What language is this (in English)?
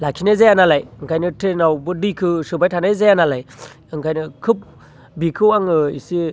Bodo